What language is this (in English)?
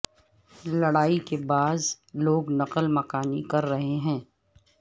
Urdu